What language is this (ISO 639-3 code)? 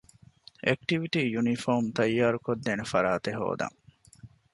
div